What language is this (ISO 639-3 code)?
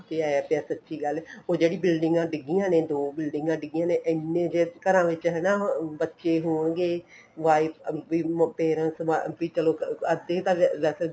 pan